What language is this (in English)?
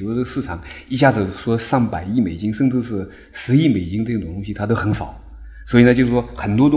Chinese